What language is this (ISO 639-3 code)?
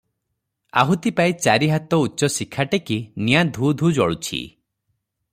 ori